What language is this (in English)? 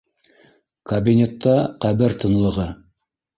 Bashkir